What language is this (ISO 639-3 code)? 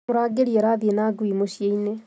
kik